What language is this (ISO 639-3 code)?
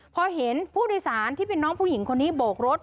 tha